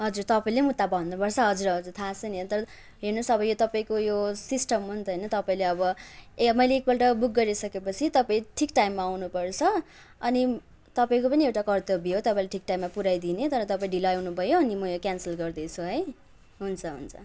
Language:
Nepali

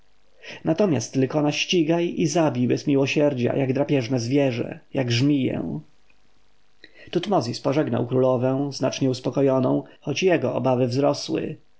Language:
Polish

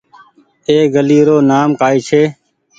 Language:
Goaria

